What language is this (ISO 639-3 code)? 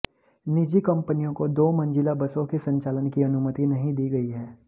hin